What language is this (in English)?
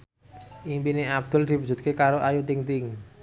Javanese